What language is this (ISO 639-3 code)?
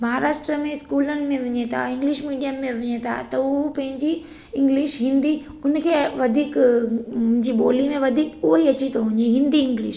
snd